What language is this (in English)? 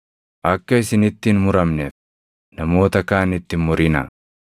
Oromo